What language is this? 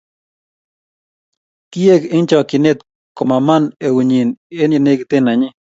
Kalenjin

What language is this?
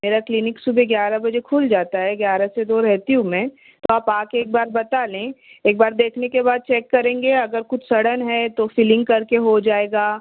Urdu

